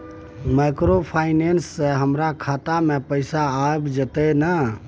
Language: Maithili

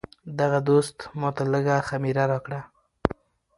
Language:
Pashto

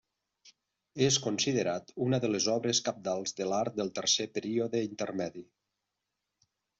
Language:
Catalan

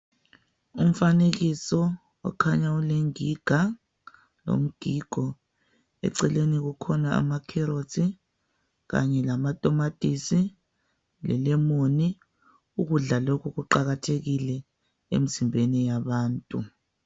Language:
North Ndebele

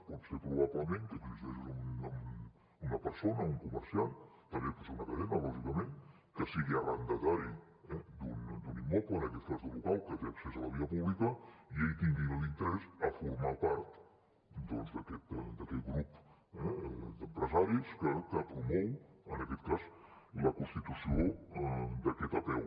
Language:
Catalan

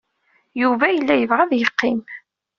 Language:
Kabyle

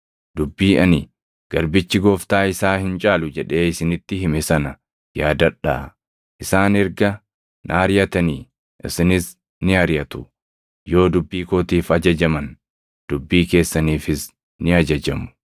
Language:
Oromo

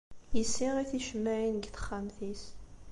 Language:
Kabyle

